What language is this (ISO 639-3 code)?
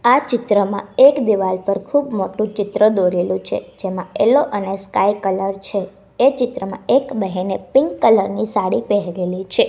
guj